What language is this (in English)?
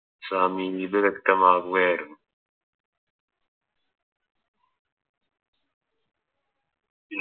Malayalam